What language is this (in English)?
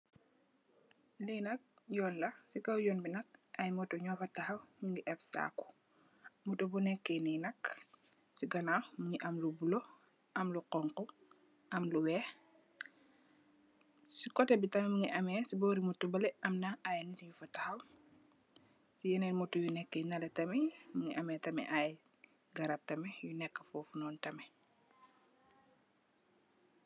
Wolof